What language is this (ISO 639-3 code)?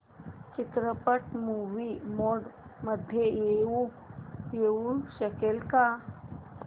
mar